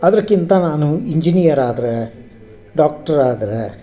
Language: Kannada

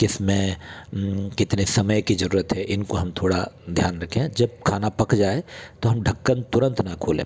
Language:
Hindi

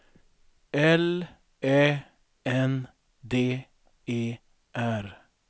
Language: Swedish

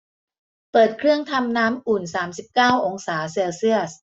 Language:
Thai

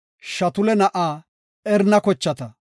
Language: Gofa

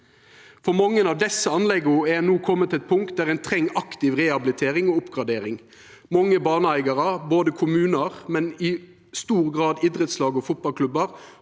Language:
Norwegian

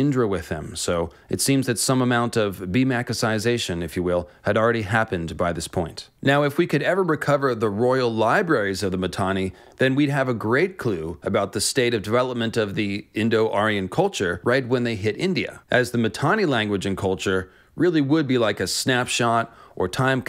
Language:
English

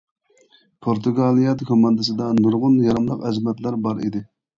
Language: Uyghur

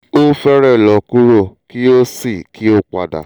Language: Yoruba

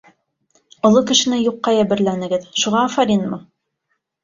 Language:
Bashkir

